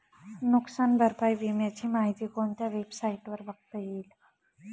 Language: Marathi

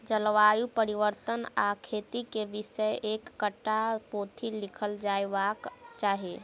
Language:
Maithili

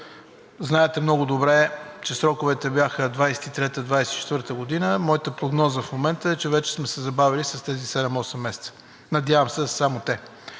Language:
Bulgarian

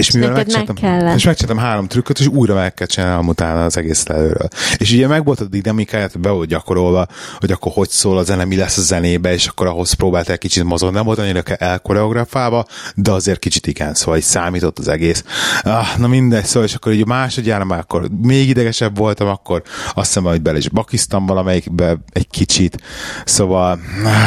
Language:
Hungarian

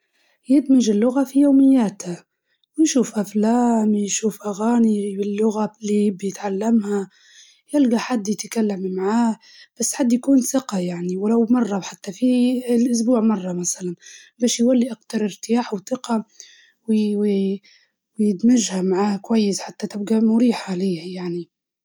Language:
Libyan Arabic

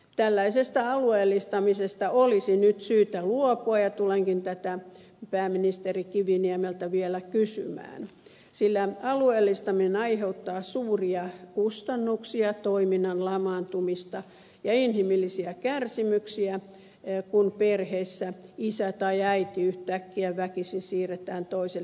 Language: Finnish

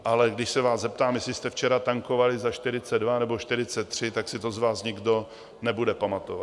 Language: Czech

